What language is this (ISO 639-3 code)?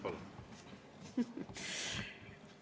est